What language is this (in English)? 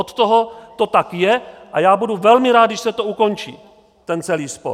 Czech